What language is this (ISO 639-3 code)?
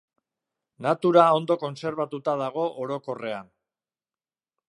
eus